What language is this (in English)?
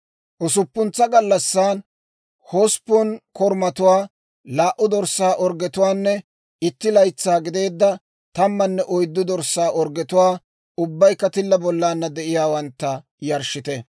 Dawro